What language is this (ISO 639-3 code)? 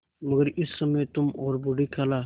hin